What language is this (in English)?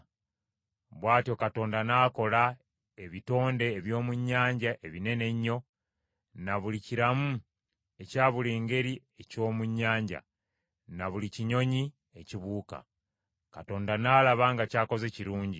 Ganda